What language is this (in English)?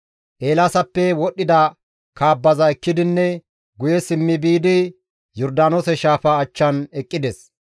Gamo